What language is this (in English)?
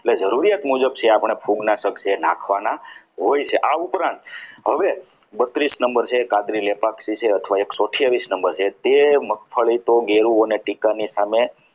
Gujarati